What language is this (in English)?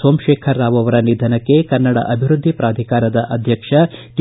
Kannada